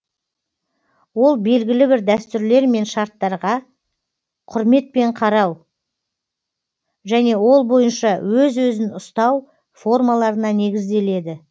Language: Kazakh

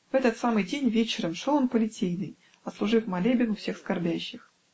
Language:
Russian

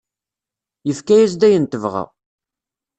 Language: Kabyle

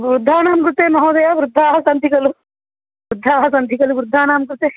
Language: Sanskrit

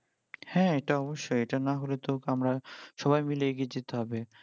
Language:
Bangla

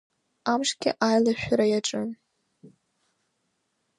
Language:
Abkhazian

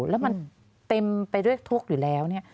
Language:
Thai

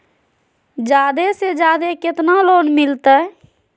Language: Magahi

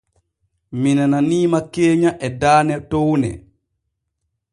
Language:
Borgu Fulfulde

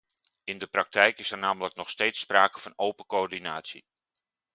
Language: Dutch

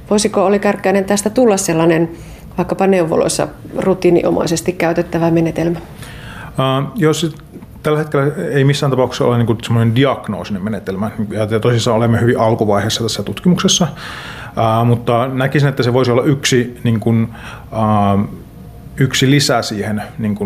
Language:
Finnish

